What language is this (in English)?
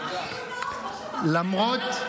Hebrew